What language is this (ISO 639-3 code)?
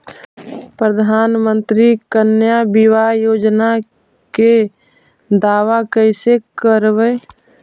mag